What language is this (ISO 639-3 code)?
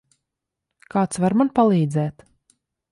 lav